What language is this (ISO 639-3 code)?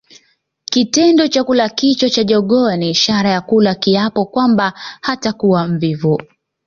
swa